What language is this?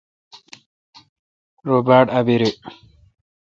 Kalkoti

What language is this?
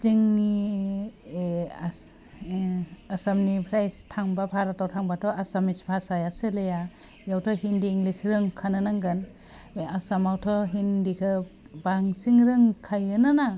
Bodo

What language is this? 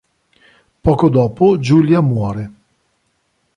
Italian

